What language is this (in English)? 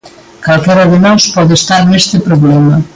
Galician